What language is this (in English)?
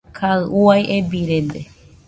Nüpode Huitoto